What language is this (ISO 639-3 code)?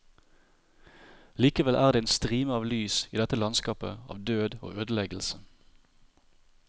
nor